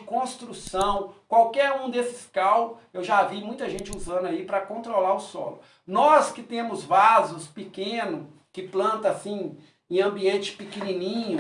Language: Portuguese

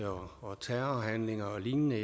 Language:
Danish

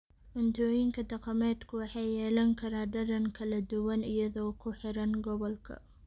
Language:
Somali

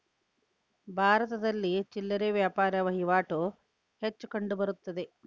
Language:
Kannada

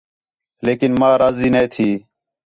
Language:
Khetrani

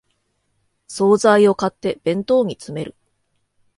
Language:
Japanese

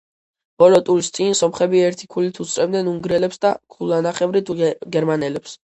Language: Georgian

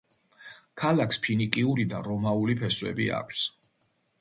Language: Georgian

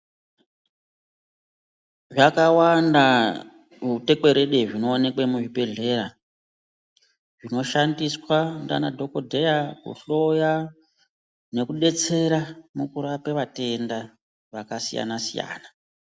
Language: Ndau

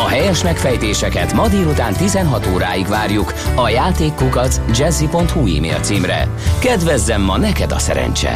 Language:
Hungarian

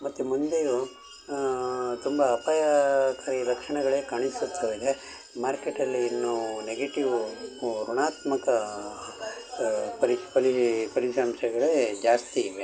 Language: Kannada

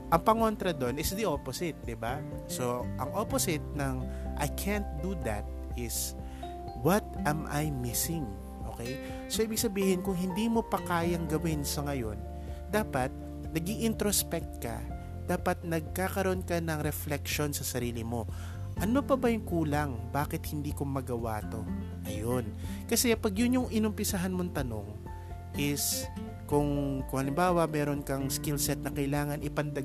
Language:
Filipino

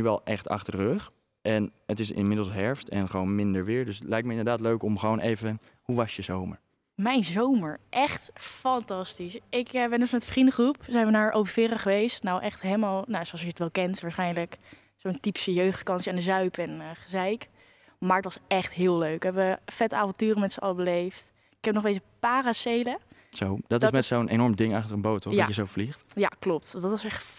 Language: Dutch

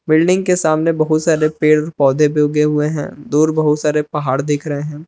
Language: Hindi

